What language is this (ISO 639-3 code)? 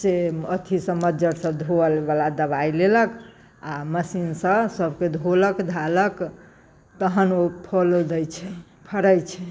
mai